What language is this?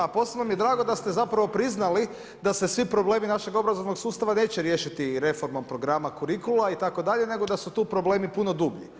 Croatian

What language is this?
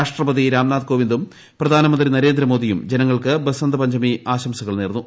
Malayalam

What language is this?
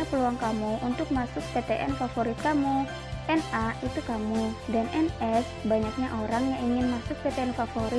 Indonesian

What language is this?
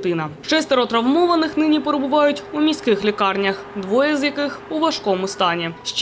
Ukrainian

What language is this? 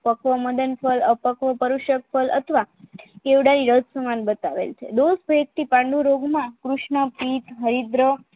Gujarati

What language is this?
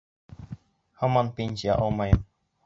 Bashkir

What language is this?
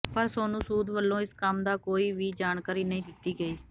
Punjabi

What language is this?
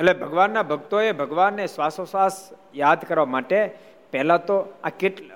Gujarati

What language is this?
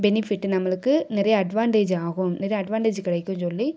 Tamil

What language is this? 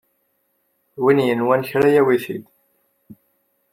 Kabyle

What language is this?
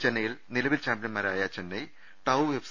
Malayalam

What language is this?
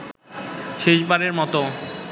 Bangla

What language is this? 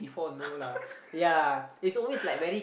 English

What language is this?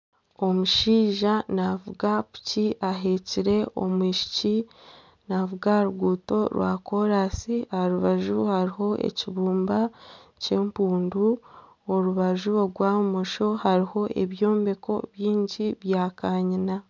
Nyankole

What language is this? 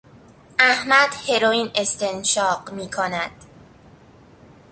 Persian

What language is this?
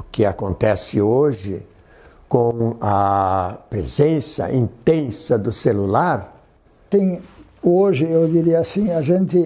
Portuguese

